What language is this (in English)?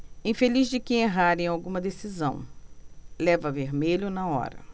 Portuguese